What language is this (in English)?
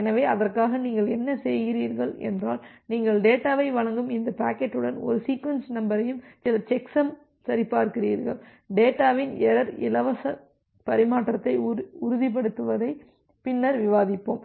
Tamil